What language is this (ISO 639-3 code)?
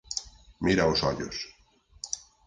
glg